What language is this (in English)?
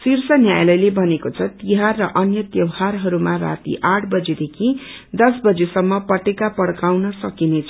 Nepali